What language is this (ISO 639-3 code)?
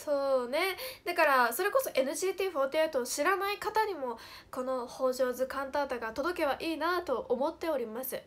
jpn